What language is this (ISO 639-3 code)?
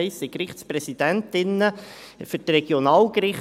gsw